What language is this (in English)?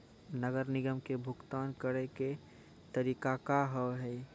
Maithili